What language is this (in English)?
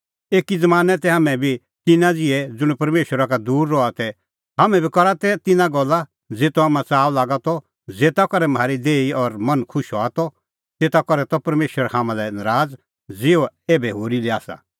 Kullu Pahari